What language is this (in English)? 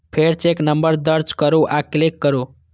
Maithili